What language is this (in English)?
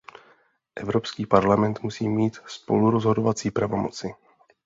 Czech